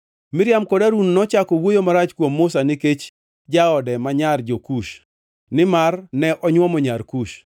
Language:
Luo (Kenya and Tanzania)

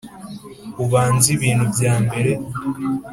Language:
Kinyarwanda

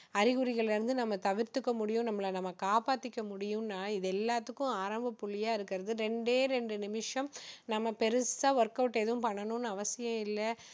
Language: Tamil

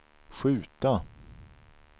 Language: Swedish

